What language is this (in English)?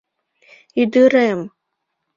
Mari